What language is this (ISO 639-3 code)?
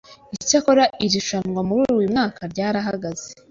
kin